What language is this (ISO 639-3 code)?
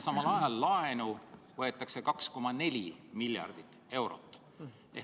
est